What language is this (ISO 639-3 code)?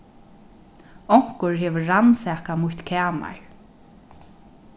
fao